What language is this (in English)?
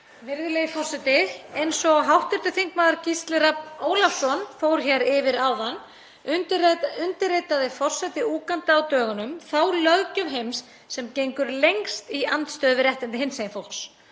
Icelandic